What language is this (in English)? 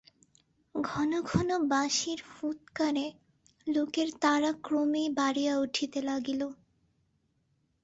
Bangla